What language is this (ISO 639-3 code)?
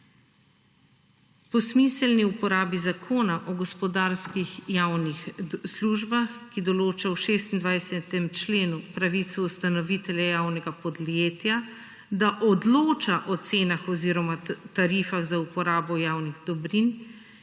slv